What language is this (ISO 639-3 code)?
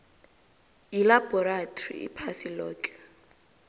nbl